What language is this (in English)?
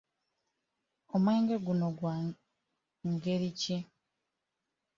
Ganda